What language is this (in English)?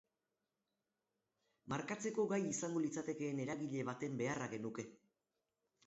Basque